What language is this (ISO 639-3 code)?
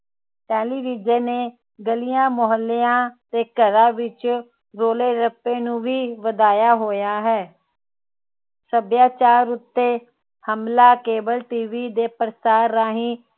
pan